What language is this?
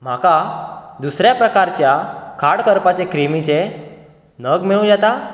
Konkani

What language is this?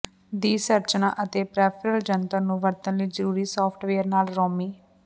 Punjabi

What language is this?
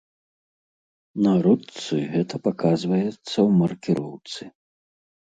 Belarusian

